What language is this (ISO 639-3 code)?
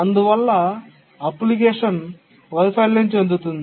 tel